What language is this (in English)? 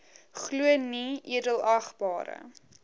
Afrikaans